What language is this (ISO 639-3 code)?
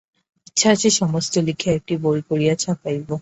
ben